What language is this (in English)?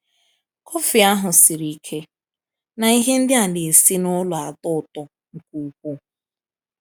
Igbo